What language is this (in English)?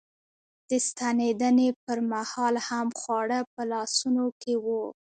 Pashto